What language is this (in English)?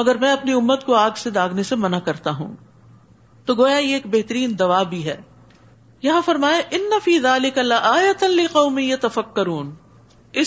Urdu